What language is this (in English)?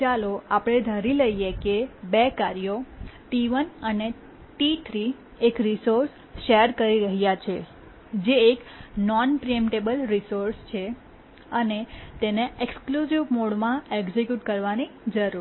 Gujarati